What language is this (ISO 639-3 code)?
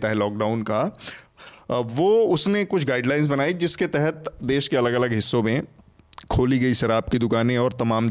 hin